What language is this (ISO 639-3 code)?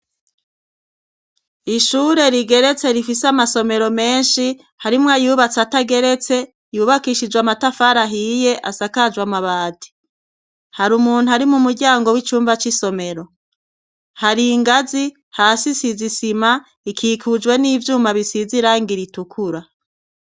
run